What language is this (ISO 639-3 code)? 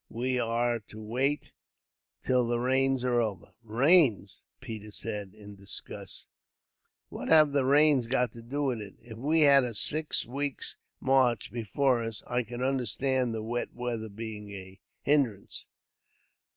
eng